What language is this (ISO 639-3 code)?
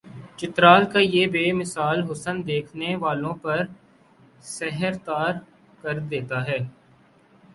urd